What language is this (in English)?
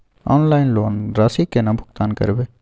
Maithili